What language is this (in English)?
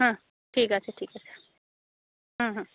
Bangla